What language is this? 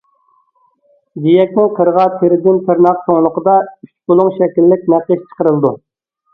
Uyghur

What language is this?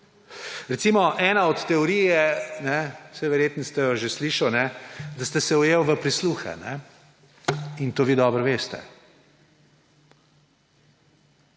Slovenian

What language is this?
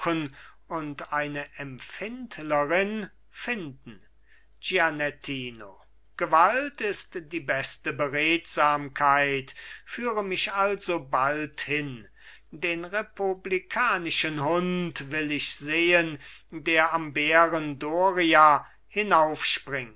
German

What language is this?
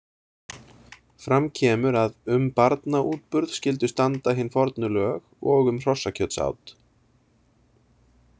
Icelandic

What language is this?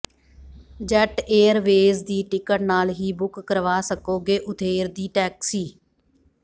Punjabi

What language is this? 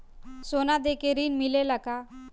Bhojpuri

